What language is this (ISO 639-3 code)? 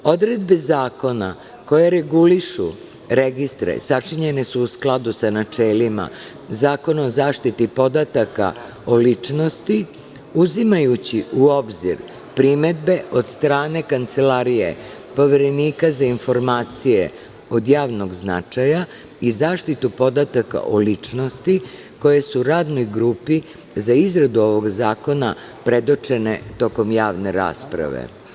srp